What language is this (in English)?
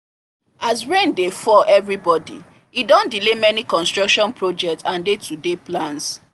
Nigerian Pidgin